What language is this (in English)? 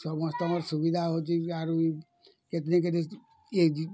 Odia